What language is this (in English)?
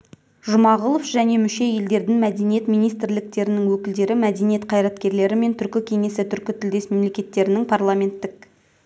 Kazakh